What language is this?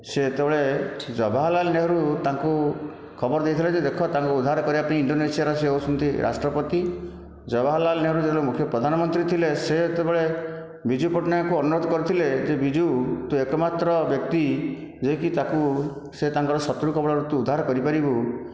Odia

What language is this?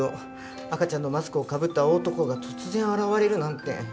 Japanese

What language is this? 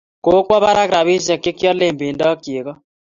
Kalenjin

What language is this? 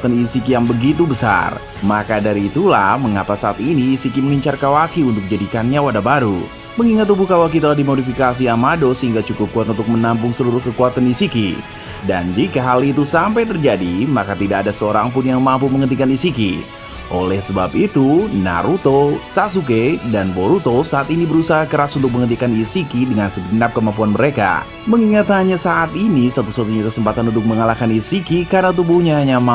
Indonesian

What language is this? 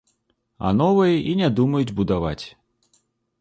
Belarusian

